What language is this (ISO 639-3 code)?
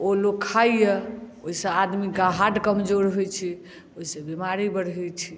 mai